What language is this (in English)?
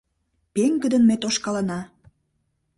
Mari